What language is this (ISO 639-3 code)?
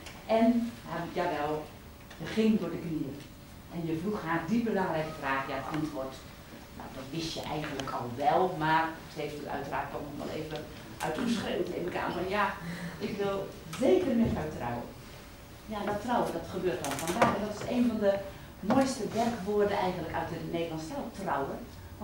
nld